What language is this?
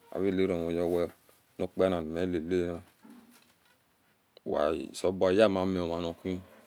Esan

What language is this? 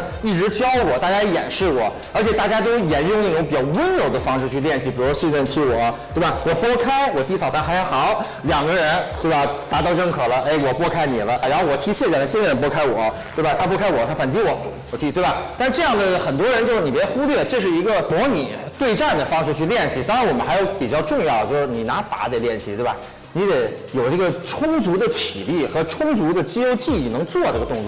Chinese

